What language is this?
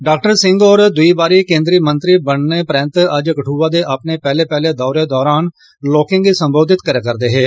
Dogri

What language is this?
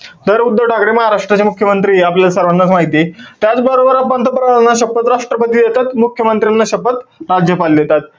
Marathi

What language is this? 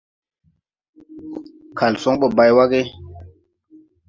Tupuri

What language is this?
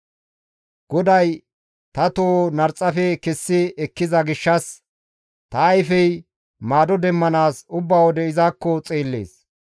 Gamo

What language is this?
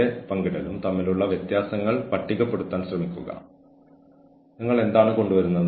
Malayalam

